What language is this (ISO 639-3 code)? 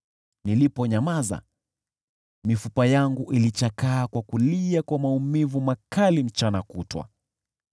swa